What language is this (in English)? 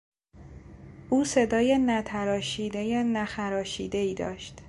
Persian